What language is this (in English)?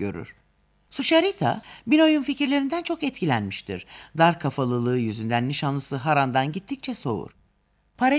Turkish